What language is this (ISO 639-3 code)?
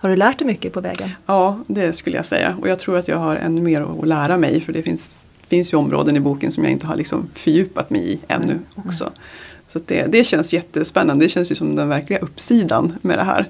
swe